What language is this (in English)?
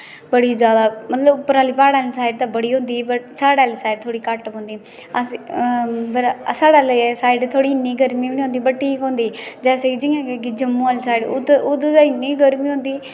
Dogri